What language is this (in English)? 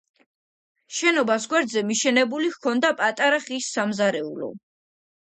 Georgian